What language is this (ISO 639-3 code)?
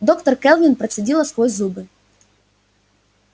rus